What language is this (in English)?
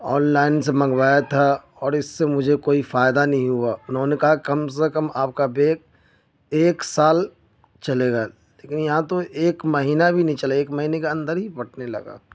Urdu